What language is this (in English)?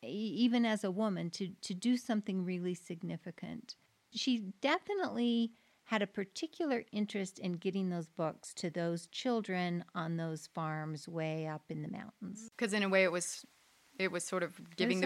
English